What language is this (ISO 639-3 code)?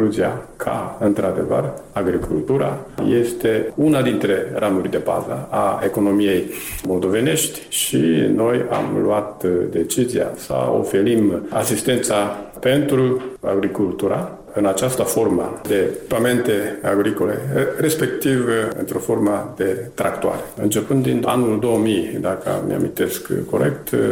ron